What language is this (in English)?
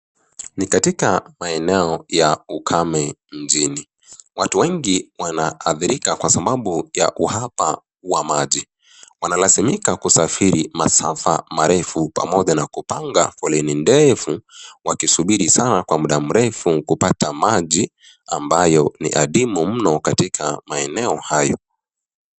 Swahili